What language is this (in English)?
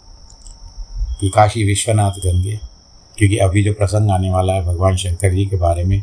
Hindi